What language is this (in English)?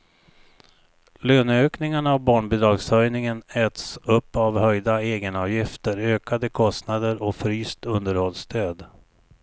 Swedish